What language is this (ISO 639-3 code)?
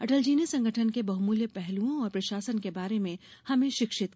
hin